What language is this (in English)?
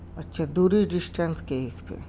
Urdu